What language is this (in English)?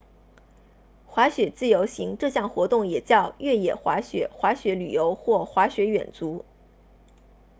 Chinese